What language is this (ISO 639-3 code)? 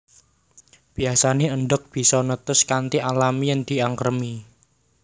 jav